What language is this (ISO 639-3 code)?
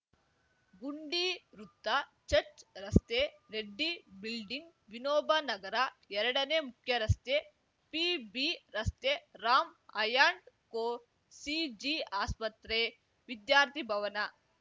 kan